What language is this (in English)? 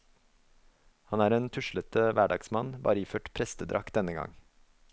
Norwegian